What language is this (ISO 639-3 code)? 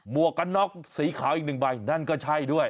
tha